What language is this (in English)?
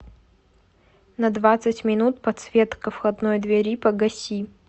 Russian